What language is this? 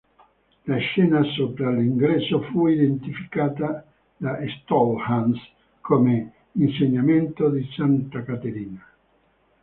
Italian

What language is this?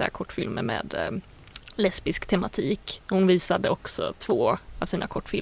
Swedish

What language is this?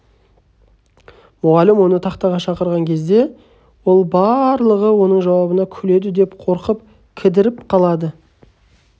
Kazakh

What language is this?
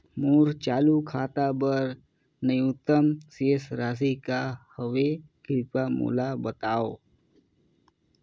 Chhattisgarhi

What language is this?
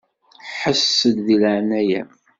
Kabyle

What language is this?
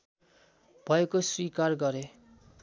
Nepali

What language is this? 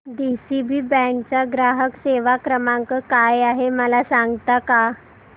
Marathi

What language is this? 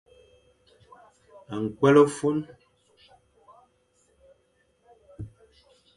Fang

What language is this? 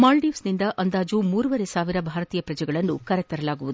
Kannada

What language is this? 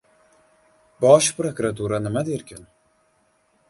Uzbek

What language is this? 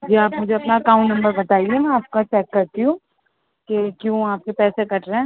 Urdu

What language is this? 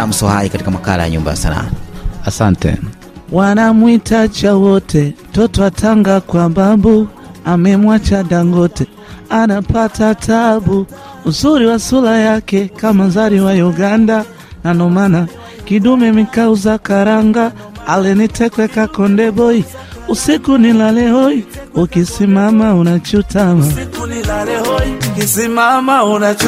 Swahili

